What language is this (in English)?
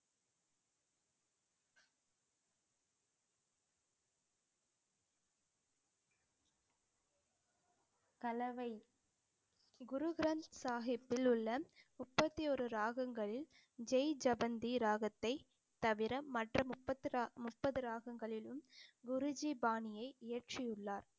Tamil